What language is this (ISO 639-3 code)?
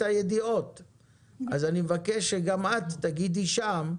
heb